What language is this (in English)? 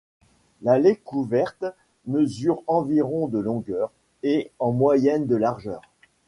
French